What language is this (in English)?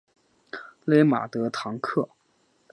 Chinese